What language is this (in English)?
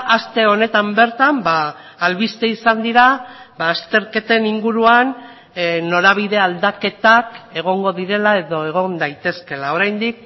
Basque